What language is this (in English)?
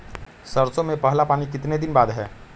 Magahi